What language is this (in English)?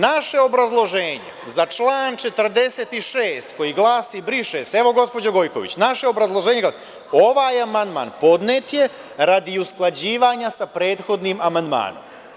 Serbian